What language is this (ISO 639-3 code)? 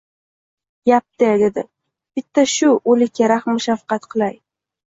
uzb